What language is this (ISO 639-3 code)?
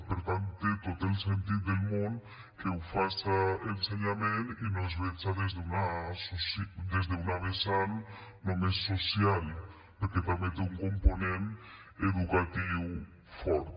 cat